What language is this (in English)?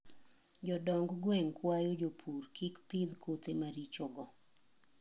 Luo (Kenya and Tanzania)